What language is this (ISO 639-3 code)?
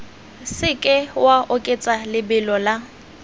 tsn